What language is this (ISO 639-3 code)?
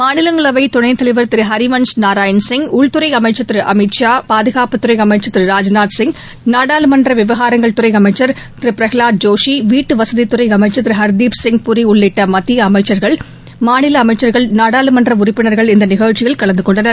tam